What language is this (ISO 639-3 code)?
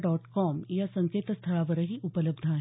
mar